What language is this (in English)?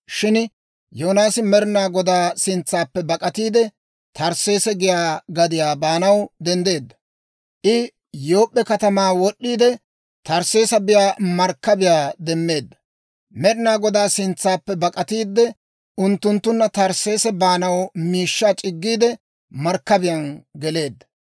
Dawro